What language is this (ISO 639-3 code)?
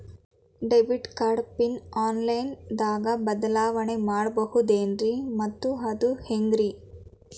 kan